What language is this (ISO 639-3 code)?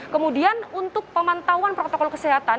ind